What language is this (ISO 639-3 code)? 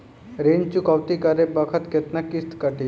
bho